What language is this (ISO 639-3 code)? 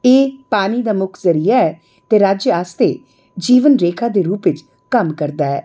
doi